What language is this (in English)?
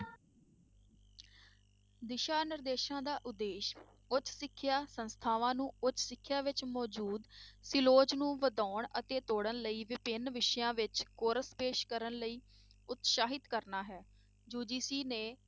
Punjabi